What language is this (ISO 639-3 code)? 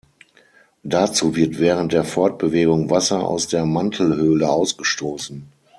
deu